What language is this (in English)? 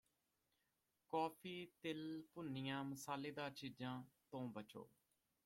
Punjabi